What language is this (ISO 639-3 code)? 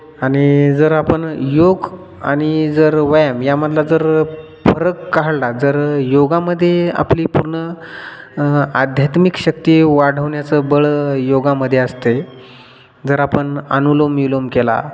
mar